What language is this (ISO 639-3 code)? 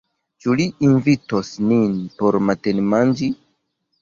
epo